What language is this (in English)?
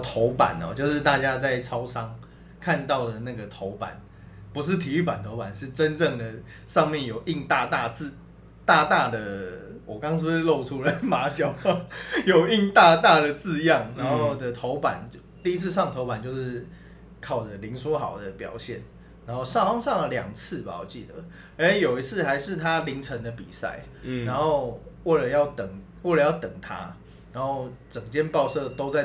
Chinese